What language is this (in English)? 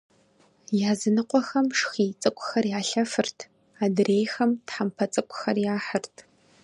Kabardian